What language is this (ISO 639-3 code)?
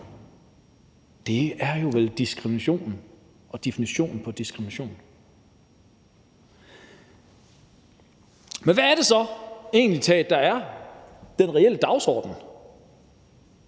dan